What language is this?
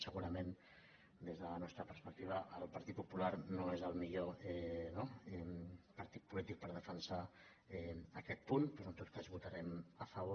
Catalan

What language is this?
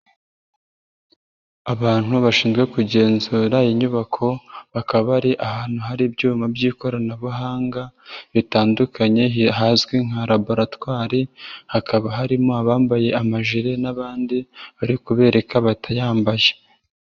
Kinyarwanda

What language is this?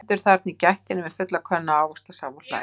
Icelandic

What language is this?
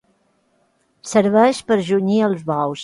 Catalan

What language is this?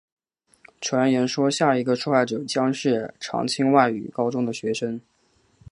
Chinese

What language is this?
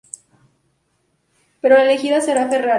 Spanish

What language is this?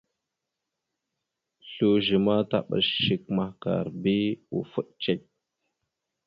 Mada (Cameroon)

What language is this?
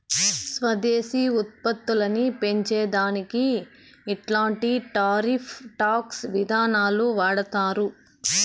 Telugu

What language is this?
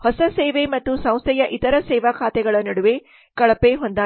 Kannada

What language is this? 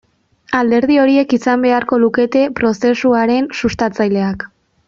Basque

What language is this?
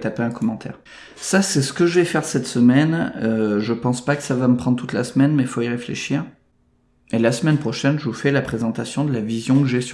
French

